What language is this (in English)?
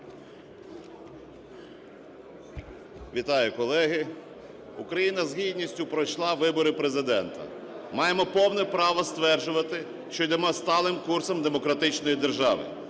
Ukrainian